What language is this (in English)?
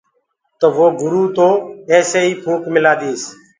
Gurgula